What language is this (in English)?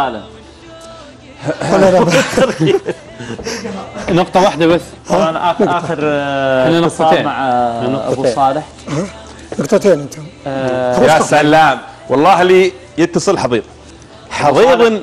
Arabic